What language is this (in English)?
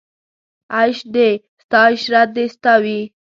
Pashto